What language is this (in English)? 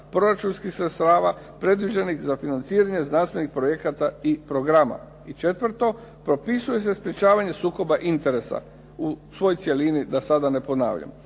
Croatian